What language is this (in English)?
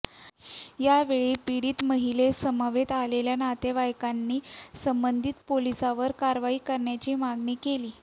Marathi